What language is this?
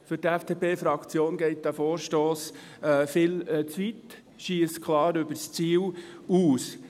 Swiss German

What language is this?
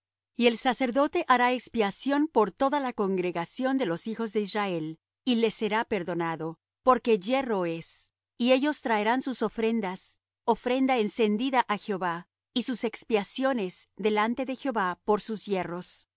Spanish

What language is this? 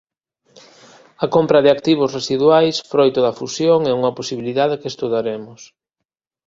Galician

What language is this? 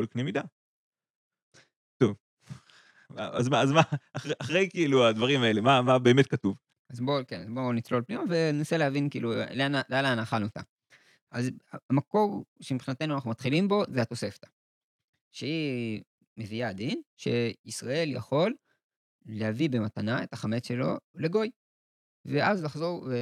Hebrew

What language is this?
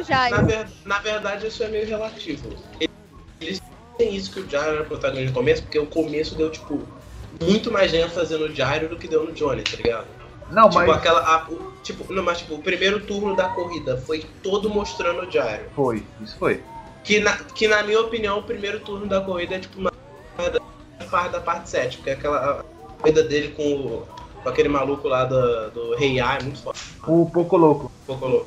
Portuguese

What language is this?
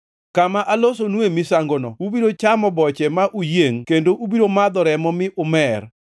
Luo (Kenya and Tanzania)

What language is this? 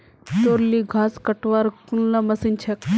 Magahi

